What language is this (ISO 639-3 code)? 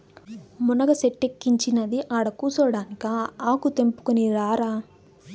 tel